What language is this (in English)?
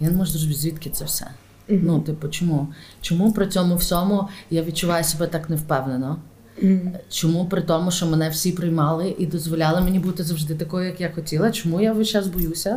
Ukrainian